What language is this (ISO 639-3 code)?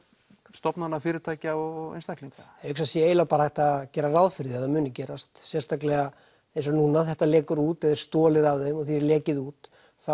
isl